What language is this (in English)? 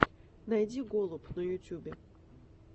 Russian